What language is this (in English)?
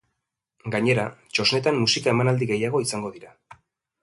Basque